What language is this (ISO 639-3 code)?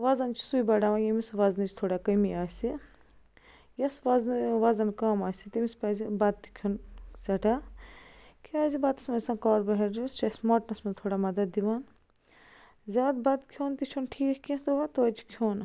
kas